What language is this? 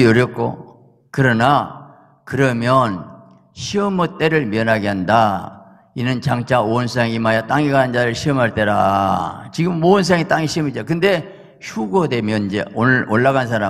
Korean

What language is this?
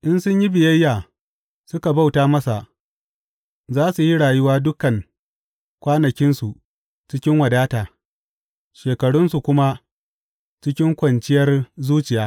Hausa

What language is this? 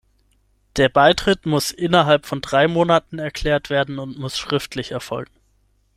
German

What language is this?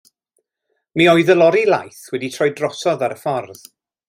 Welsh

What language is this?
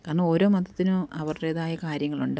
Malayalam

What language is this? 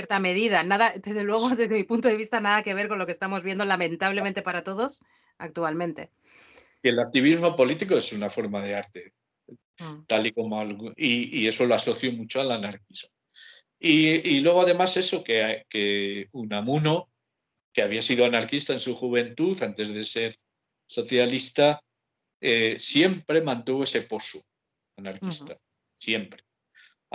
Spanish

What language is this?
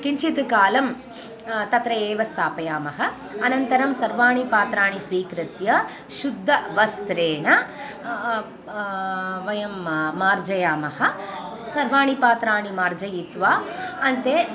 Sanskrit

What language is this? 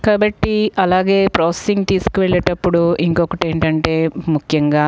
Telugu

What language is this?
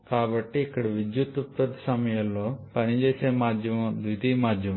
Telugu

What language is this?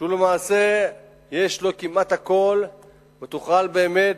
Hebrew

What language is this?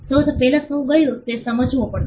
Gujarati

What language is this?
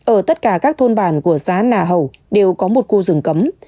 Vietnamese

